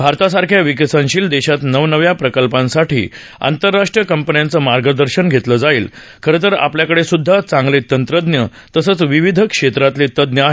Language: Marathi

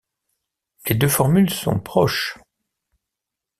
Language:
French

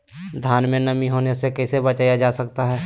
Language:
Magahi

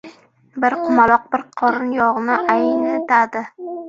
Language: Uzbek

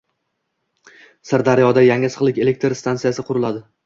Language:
Uzbek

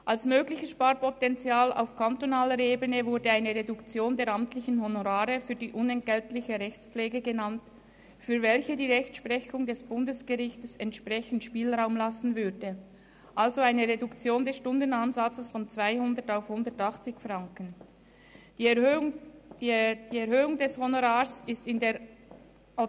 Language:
Swiss German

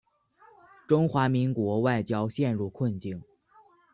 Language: Chinese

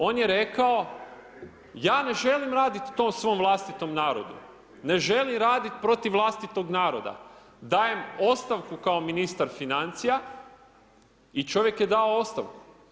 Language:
Croatian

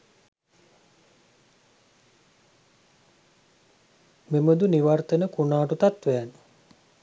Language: Sinhala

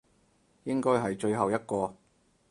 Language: Cantonese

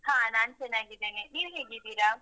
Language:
Kannada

